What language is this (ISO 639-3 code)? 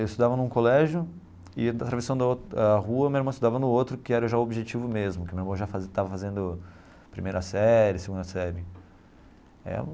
por